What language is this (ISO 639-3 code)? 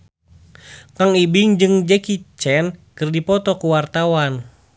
sun